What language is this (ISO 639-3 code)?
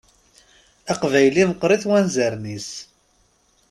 kab